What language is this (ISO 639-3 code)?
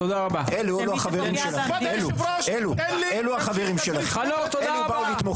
heb